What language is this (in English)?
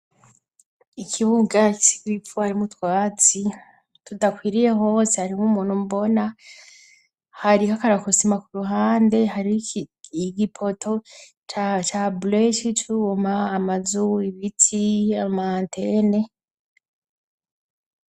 Rundi